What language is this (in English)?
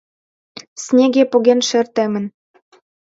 Mari